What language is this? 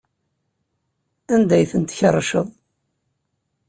Kabyle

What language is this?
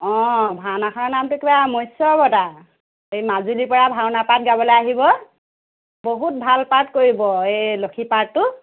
Assamese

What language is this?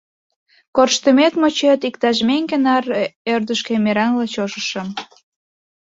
Mari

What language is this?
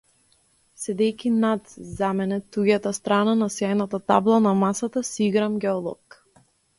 Macedonian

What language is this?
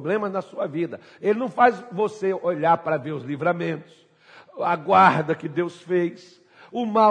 Portuguese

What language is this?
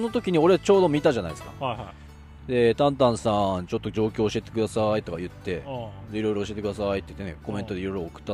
Japanese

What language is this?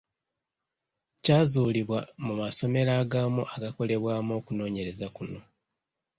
Ganda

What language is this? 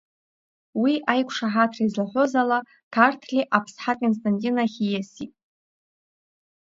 Abkhazian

